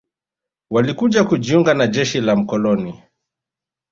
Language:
Swahili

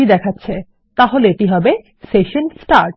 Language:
Bangla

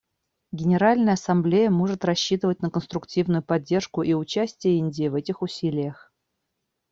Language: Russian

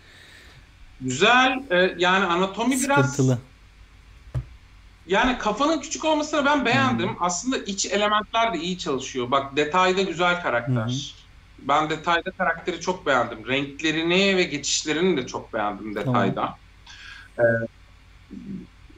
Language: Turkish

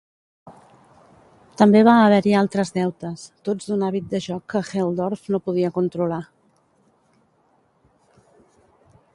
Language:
Catalan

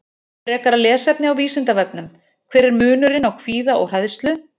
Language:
Icelandic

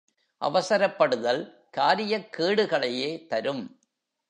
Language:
Tamil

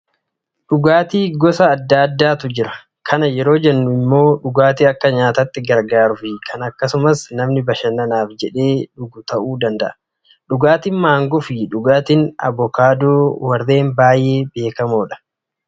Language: Oromo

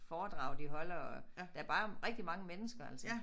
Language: Danish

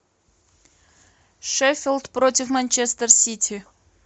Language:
Russian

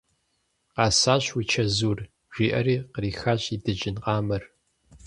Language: Kabardian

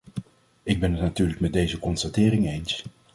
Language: Dutch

